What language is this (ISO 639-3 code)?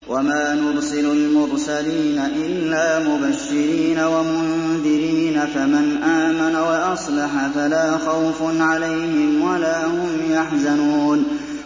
ara